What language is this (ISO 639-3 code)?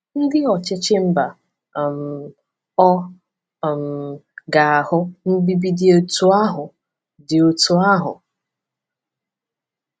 ibo